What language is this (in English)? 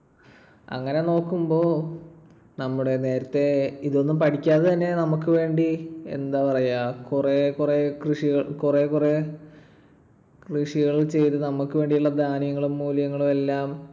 Malayalam